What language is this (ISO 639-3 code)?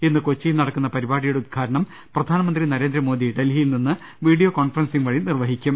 mal